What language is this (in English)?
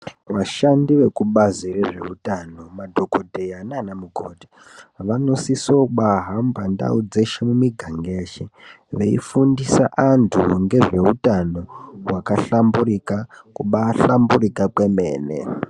Ndau